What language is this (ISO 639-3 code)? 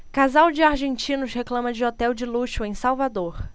por